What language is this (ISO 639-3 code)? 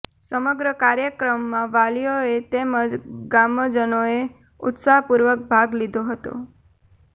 guj